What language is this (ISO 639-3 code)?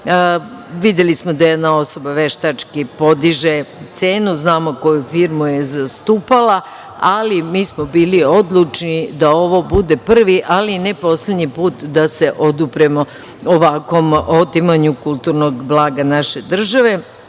srp